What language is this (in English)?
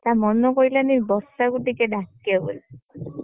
Odia